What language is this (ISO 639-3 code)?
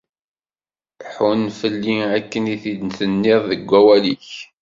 kab